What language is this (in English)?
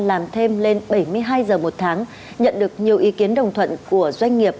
Vietnamese